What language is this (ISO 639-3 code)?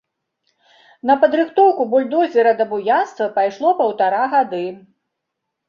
bel